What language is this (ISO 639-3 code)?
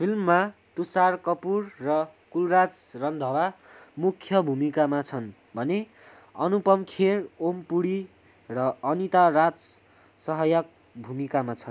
nep